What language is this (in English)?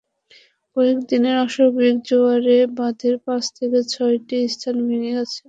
Bangla